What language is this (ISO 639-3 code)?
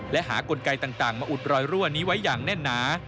tha